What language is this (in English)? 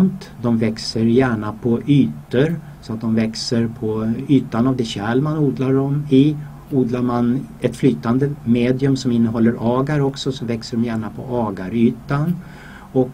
Swedish